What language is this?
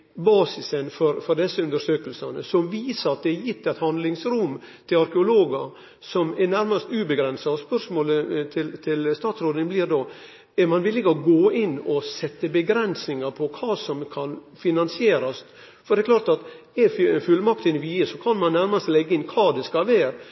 Norwegian Nynorsk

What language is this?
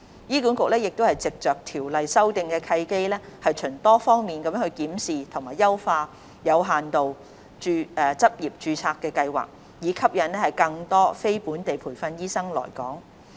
Cantonese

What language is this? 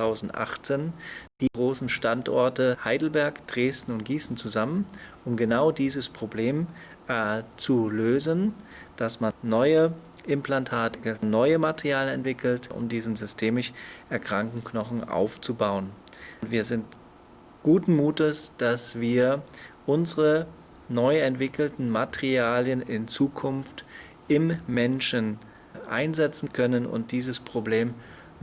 German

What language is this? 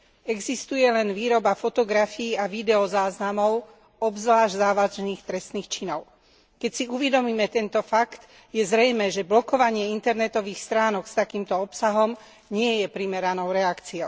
Slovak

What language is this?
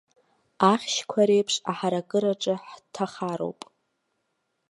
Abkhazian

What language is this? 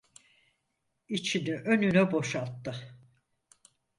Turkish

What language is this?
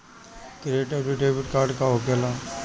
Bhojpuri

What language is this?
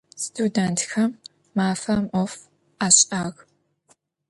Adyghe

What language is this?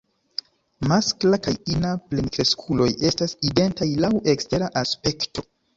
Esperanto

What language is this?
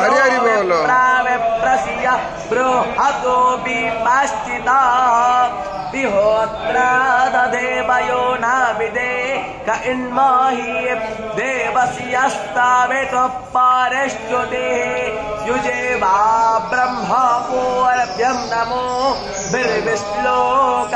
Hindi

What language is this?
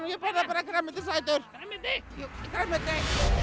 Icelandic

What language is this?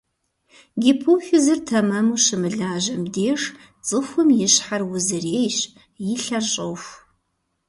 Kabardian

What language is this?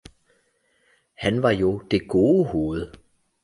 Danish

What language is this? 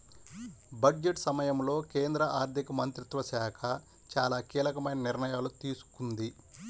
Telugu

